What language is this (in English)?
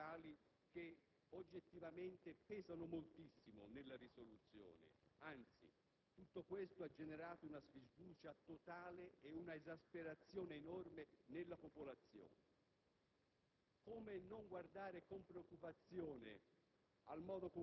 Italian